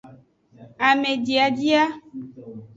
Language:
Aja (Benin)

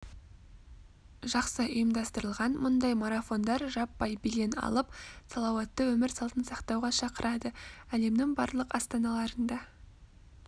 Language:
Kazakh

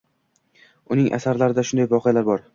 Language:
Uzbek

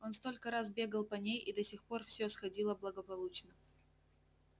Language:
Russian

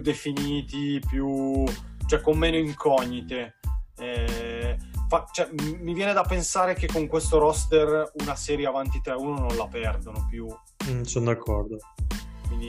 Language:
Italian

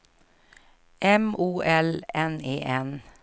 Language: Swedish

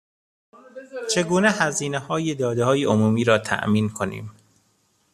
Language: Persian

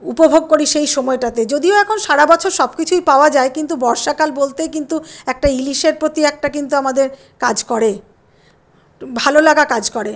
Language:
Bangla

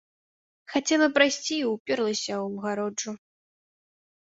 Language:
Belarusian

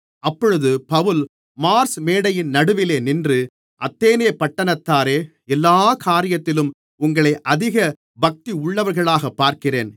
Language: Tamil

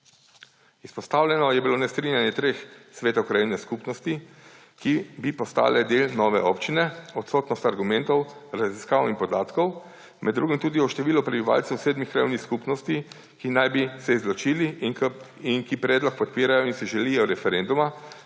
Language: Slovenian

